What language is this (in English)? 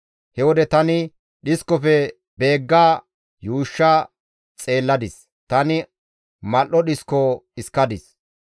Gamo